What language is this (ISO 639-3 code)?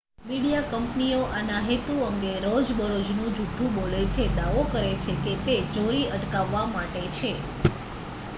guj